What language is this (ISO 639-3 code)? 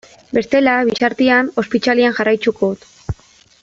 eus